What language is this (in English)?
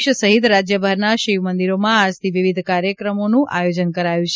Gujarati